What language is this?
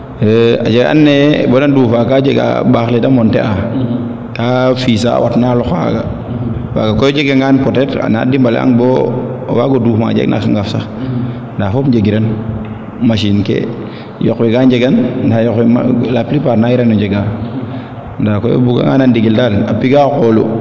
Serer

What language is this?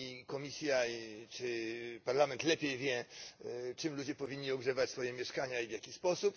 Polish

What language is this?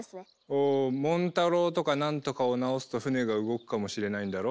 Japanese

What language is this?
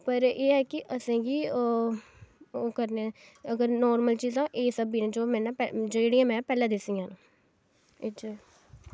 Dogri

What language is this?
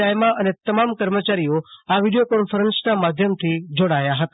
Gujarati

